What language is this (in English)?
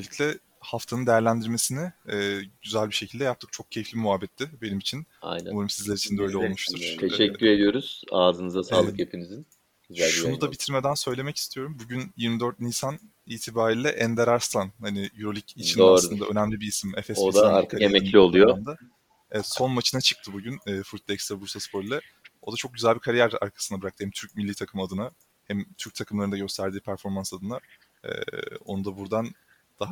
Turkish